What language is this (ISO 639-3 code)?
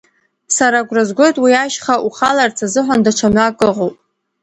abk